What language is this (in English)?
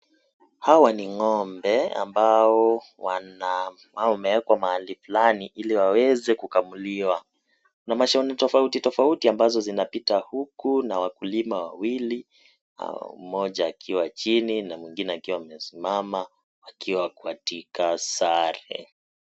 Swahili